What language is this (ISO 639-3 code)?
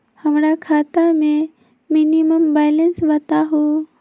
mag